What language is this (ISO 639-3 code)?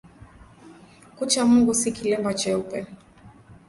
swa